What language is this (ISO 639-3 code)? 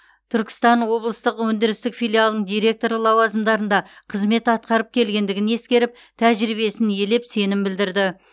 kaz